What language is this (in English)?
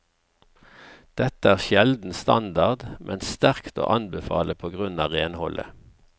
Norwegian